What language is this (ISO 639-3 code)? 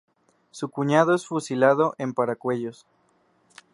spa